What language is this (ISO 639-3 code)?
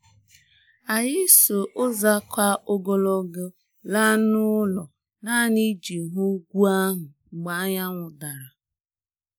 ibo